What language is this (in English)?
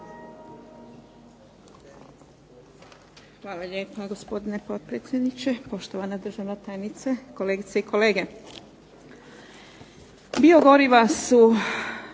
Croatian